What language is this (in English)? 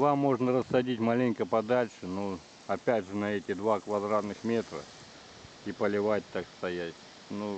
Russian